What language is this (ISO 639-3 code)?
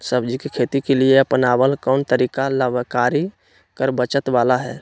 mag